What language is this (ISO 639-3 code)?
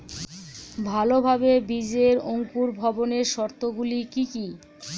ben